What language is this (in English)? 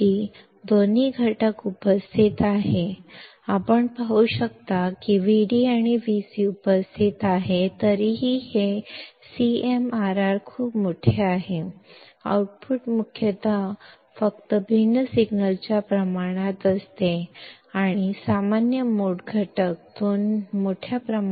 Marathi